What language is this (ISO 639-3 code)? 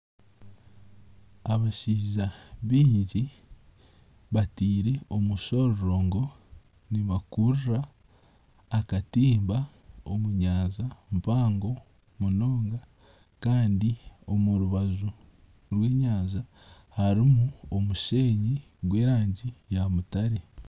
nyn